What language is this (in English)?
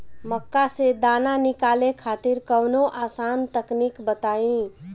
Bhojpuri